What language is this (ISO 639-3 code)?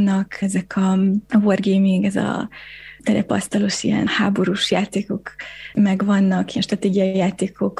hun